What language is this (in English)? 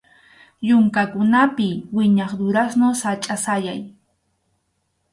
Arequipa-La Unión Quechua